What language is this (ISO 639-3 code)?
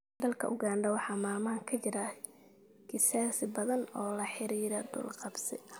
som